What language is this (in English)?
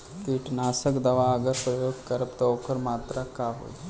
Bhojpuri